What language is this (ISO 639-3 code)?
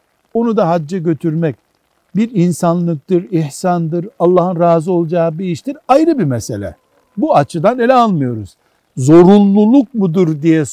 tur